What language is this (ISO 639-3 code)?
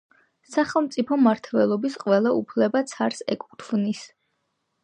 kat